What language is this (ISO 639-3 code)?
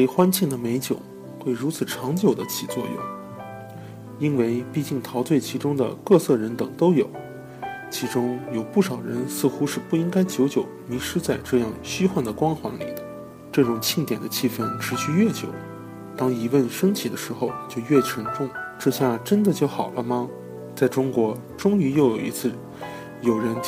zho